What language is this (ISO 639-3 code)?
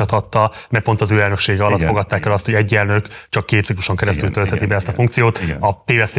hun